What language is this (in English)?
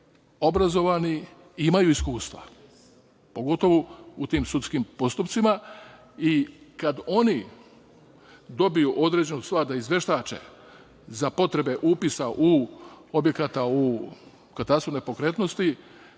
Serbian